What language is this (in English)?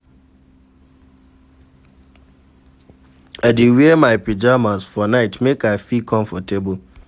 Nigerian Pidgin